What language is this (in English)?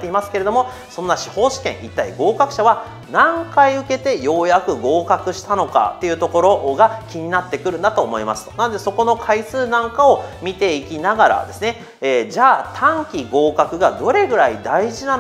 Japanese